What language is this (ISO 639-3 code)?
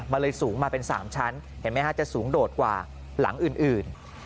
tha